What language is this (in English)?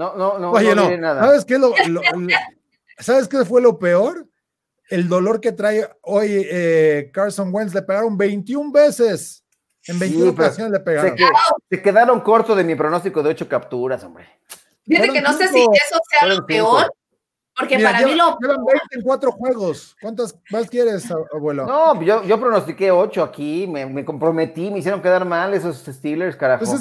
Spanish